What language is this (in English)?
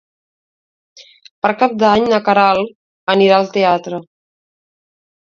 Catalan